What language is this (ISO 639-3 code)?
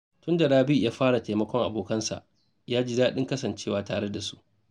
hau